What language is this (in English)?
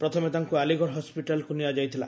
Odia